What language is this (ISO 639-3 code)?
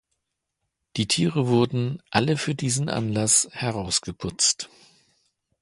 deu